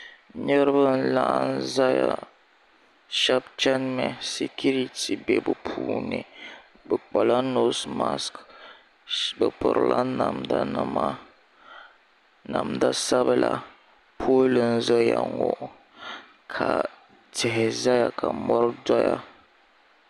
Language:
Dagbani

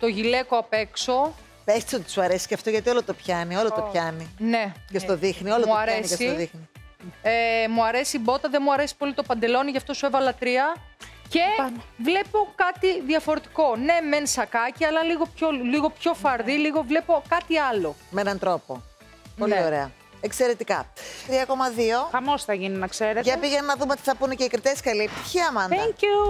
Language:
Greek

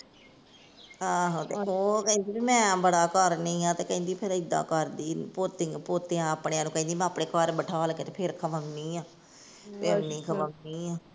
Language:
Punjabi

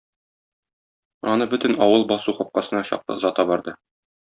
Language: Tatar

